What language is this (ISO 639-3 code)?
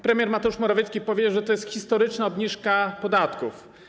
pol